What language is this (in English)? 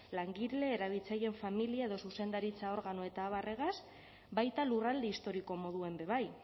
Basque